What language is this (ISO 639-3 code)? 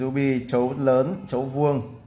vie